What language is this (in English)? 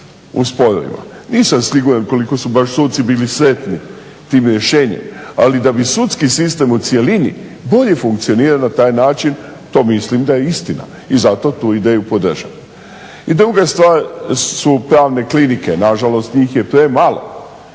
Croatian